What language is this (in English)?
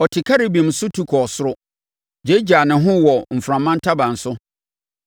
Akan